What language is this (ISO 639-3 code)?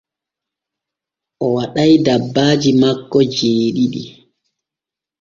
fue